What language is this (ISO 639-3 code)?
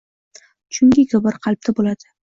uzb